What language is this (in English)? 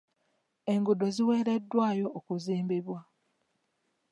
Ganda